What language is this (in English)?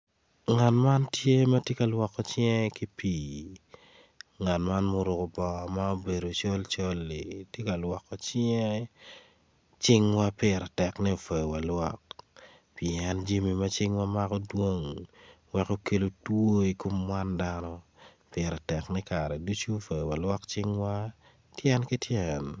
Acoli